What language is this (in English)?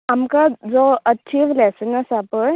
Konkani